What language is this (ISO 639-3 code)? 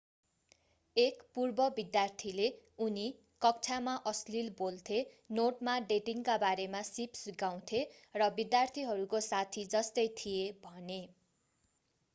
nep